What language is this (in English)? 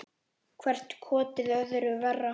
Icelandic